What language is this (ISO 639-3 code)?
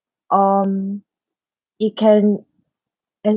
eng